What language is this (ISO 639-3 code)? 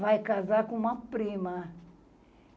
por